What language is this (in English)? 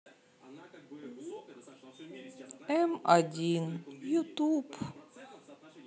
Russian